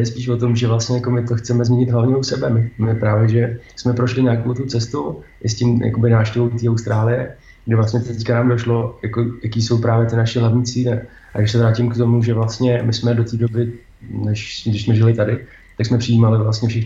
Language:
Czech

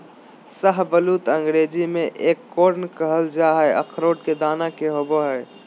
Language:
Magahi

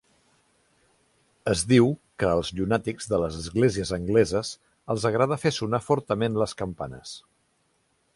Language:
Catalan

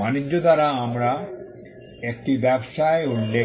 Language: Bangla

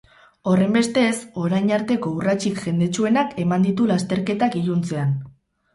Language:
Basque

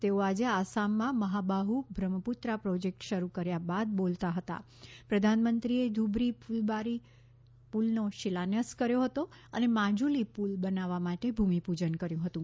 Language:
Gujarati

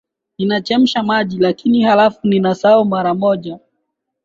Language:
Swahili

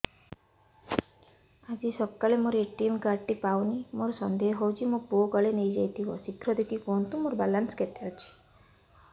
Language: Odia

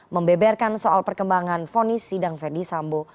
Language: Indonesian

